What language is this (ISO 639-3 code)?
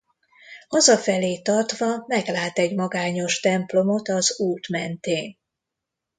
hun